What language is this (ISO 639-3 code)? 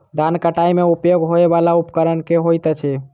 mai